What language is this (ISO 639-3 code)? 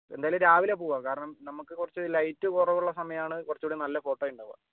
mal